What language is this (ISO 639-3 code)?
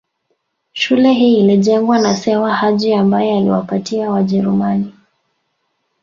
swa